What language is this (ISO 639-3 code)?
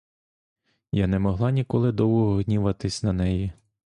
ukr